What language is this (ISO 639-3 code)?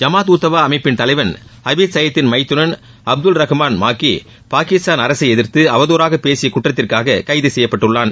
tam